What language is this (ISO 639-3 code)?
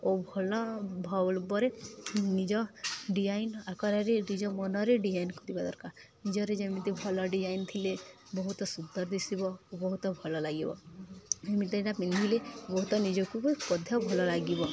ori